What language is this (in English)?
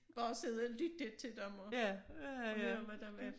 Danish